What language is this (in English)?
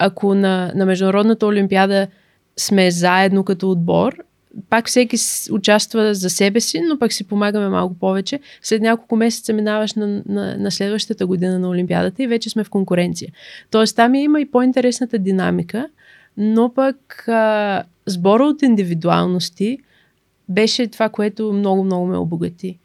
Bulgarian